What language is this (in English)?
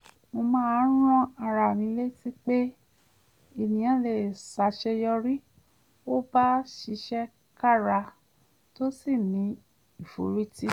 Yoruba